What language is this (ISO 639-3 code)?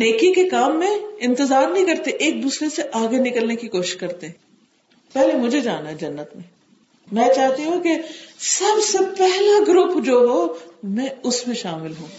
urd